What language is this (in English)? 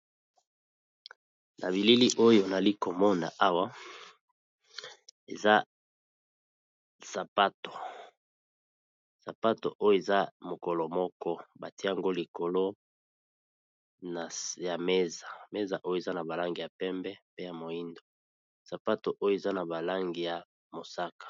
Lingala